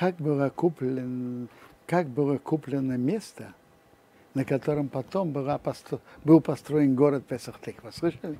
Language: Russian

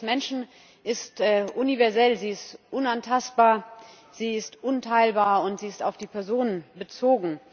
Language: German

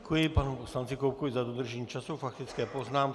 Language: Czech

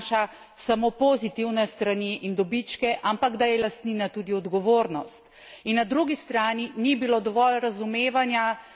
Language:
Slovenian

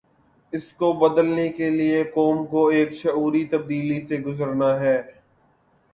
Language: Urdu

